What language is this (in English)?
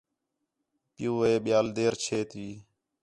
Khetrani